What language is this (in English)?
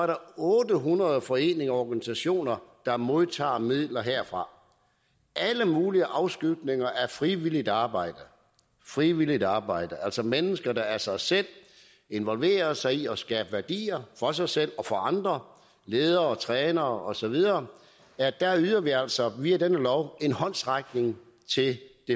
Danish